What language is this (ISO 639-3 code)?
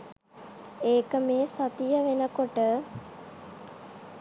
sin